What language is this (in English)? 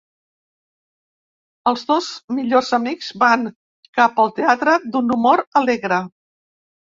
Catalan